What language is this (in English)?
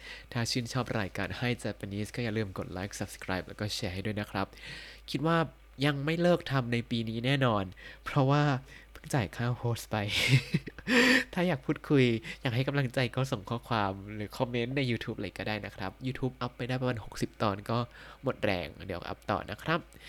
Thai